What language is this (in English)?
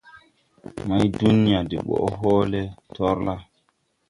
Tupuri